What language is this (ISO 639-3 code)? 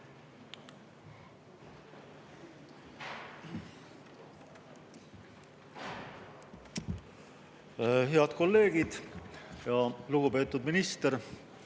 est